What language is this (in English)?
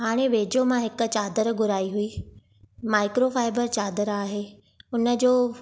Sindhi